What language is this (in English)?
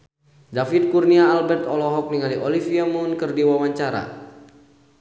Sundanese